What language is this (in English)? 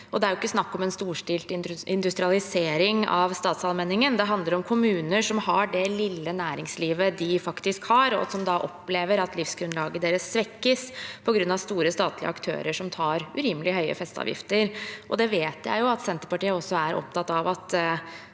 Norwegian